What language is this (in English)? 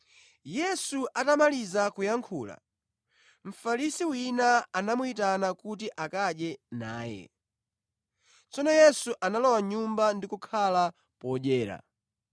Nyanja